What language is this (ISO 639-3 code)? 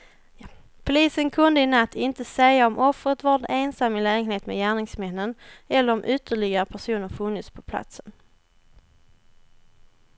swe